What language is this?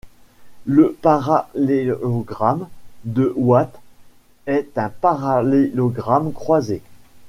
French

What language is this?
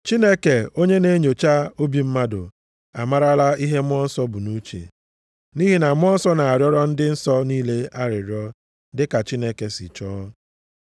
Igbo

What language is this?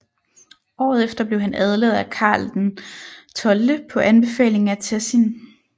Danish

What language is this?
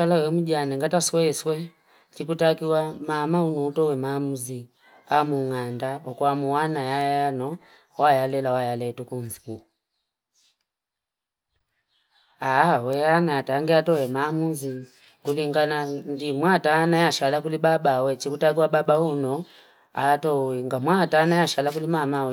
Fipa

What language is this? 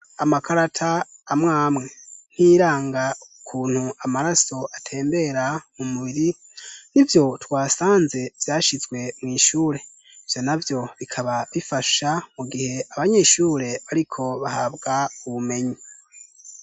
Rundi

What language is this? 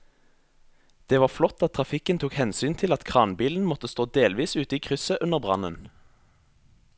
Norwegian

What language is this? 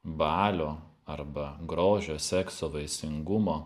Lithuanian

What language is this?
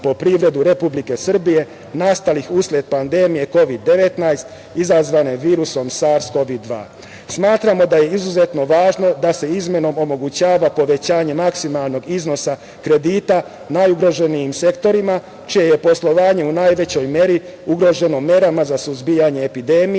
Serbian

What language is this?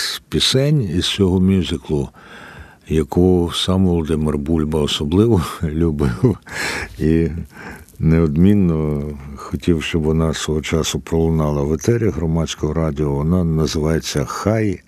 Ukrainian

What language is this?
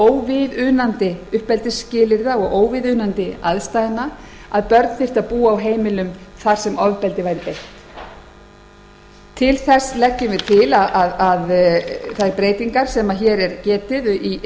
Icelandic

